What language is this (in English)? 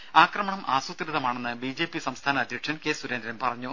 Malayalam